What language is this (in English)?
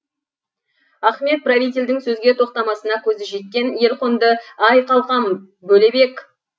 Kazakh